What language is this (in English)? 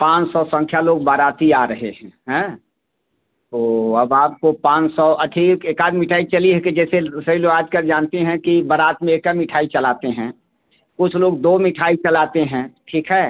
Hindi